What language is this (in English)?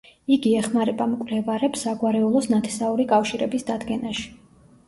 Georgian